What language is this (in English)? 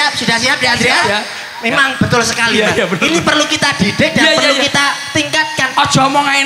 Indonesian